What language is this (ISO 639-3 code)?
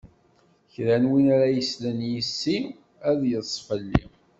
kab